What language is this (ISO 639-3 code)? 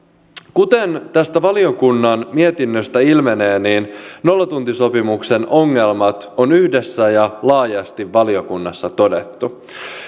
fin